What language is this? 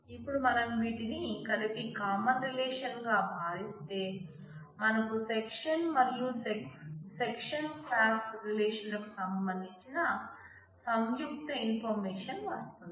Telugu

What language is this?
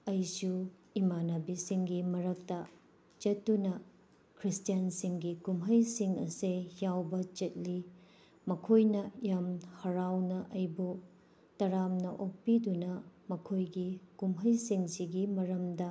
Manipuri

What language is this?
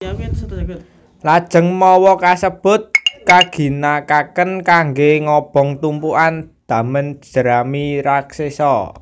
Javanese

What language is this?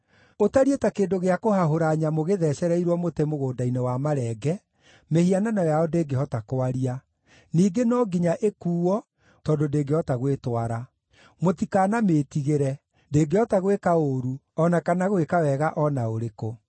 Kikuyu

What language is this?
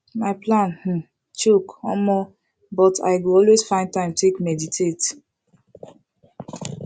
Nigerian Pidgin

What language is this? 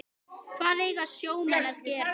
Icelandic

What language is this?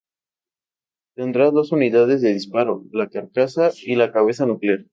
Spanish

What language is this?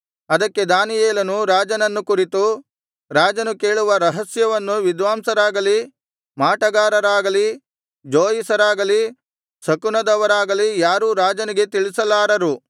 Kannada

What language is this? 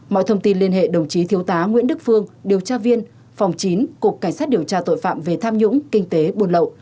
Vietnamese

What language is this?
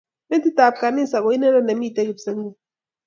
Kalenjin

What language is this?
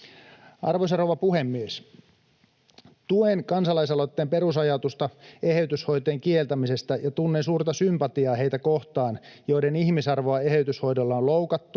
Finnish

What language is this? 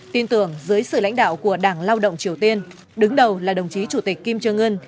Vietnamese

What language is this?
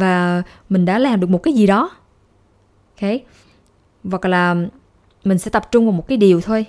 Vietnamese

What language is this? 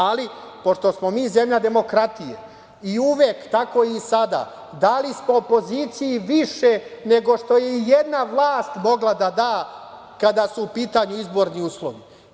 Serbian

